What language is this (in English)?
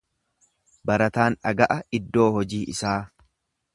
Oromo